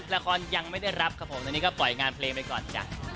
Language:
Thai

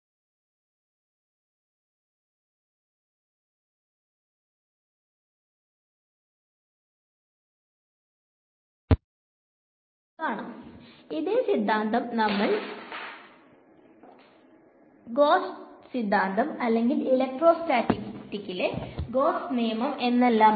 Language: Malayalam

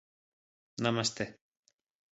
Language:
Galician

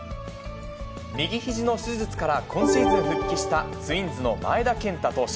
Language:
Japanese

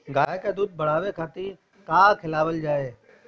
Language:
Bhojpuri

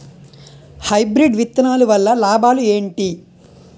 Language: Telugu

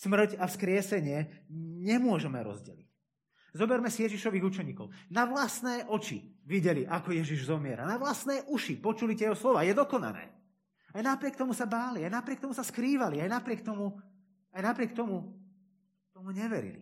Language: Slovak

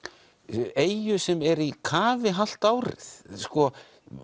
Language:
Icelandic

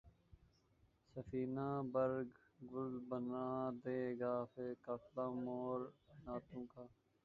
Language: Urdu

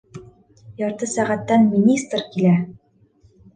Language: Bashkir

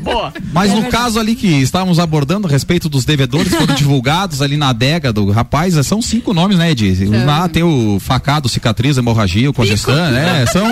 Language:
Portuguese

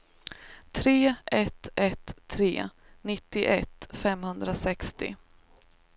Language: Swedish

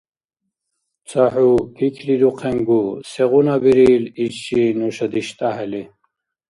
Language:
Dargwa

